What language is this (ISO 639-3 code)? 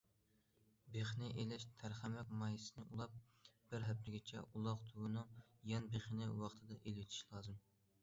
uig